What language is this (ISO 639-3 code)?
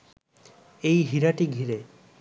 ben